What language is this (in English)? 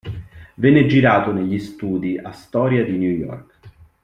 Italian